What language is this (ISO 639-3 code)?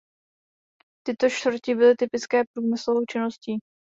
ces